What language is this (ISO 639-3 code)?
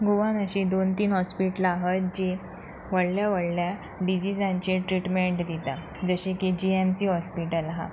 kok